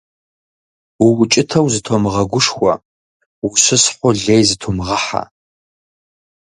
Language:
Kabardian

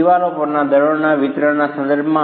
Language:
Gujarati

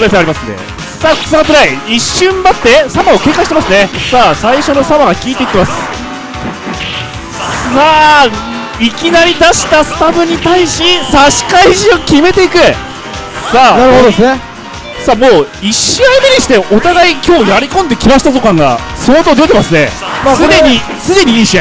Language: Japanese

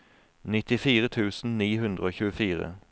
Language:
Norwegian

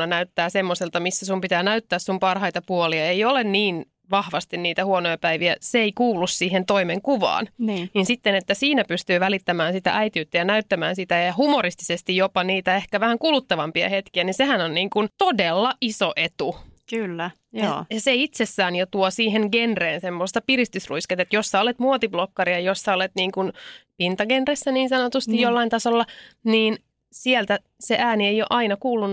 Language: Finnish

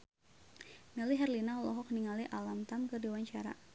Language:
Sundanese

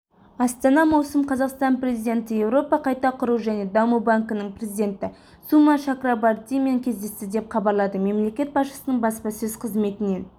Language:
Kazakh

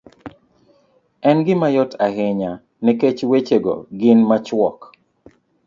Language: Luo (Kenya and Tanzania)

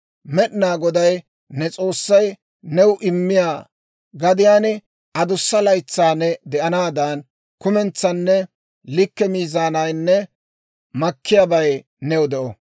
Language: Dawro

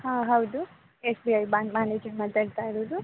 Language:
Kannada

